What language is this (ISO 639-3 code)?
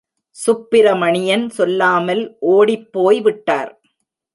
tam